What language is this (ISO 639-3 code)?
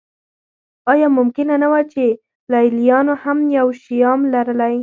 pus